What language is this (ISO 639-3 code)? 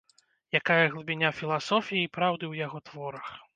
bel